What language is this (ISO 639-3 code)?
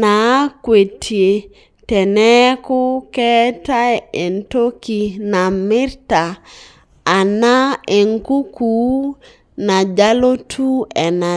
mas